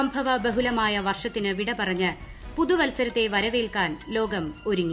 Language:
Malayalam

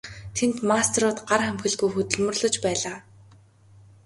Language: Mongolian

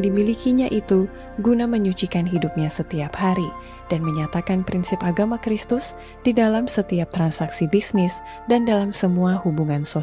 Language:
Indonesian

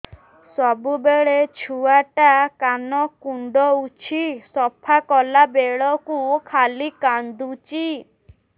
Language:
Odia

